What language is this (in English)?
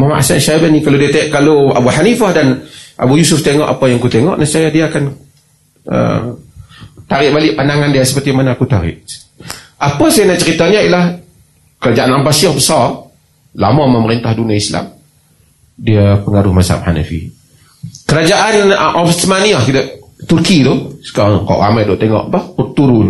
Malay